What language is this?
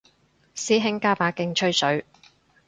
Cantonese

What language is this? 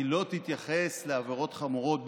Hebrew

